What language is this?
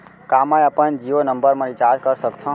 Chhattisgarhi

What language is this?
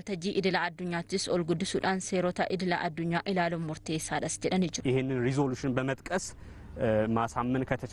Arabic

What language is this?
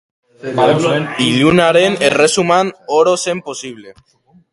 Basque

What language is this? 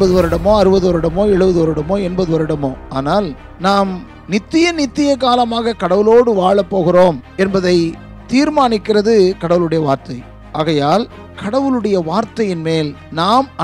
Tamil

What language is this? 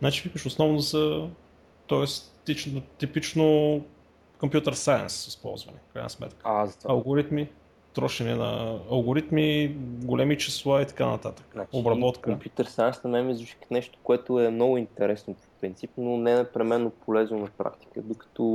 Bulgarian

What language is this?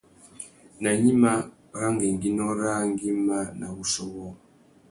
Tuki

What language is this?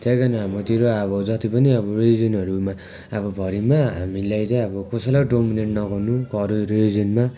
Nepali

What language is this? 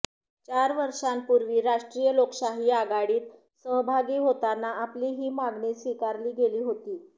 Marathi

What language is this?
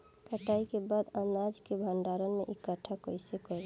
Bhojpuri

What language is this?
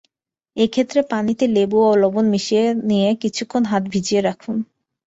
Bangla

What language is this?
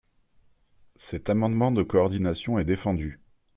French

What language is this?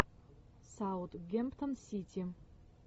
Russian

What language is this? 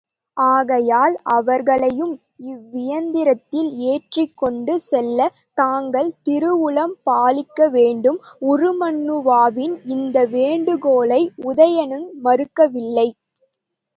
Tamil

